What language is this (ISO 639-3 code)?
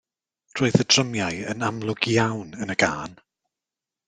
cym